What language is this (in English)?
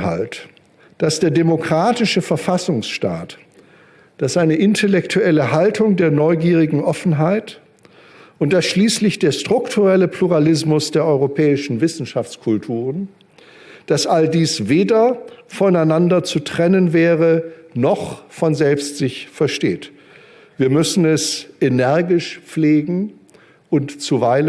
German